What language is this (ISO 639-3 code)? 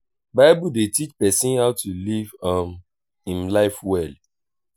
pcm